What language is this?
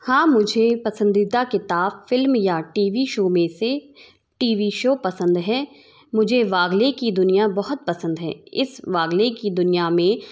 Hindi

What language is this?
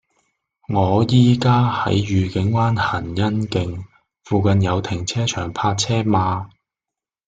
Cantonese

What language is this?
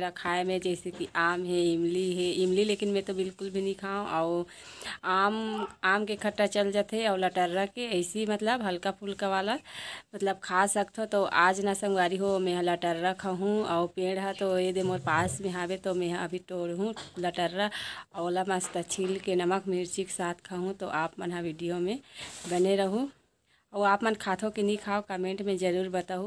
Hindi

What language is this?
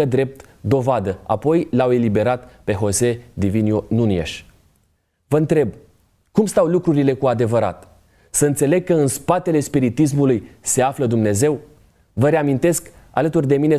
Romanian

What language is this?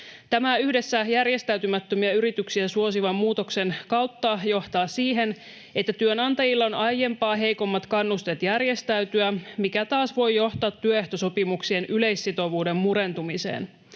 Finnish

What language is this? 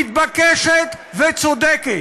Hebrew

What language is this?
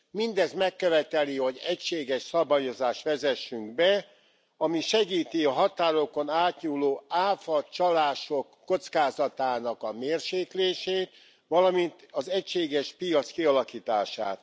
Hungarian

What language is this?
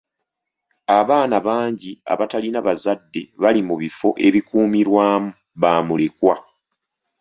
Ganda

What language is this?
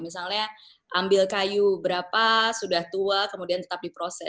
Indonesian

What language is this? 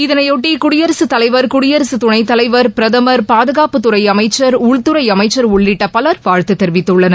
Tamil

